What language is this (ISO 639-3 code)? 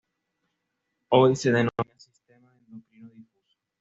spa